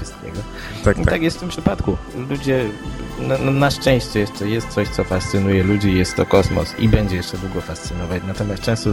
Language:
Polish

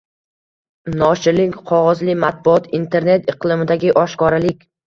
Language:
Uzbek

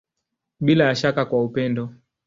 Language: Swahili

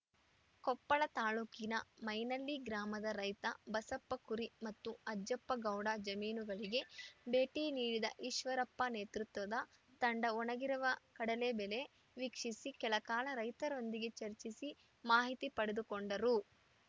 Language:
Kannada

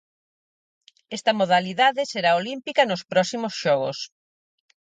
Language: Galician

